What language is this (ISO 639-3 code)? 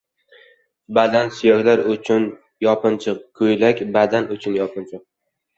uzb